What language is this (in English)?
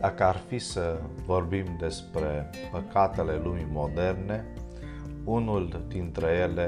Romanian